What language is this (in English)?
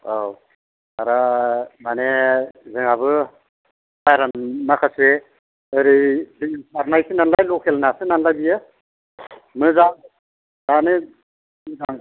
Bodo